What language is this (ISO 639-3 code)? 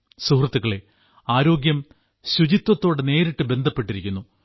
mal